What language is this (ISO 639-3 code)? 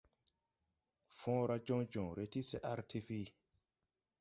tui